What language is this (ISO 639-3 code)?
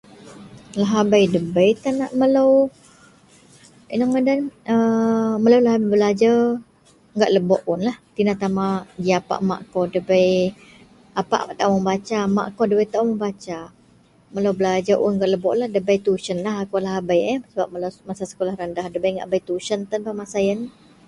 mel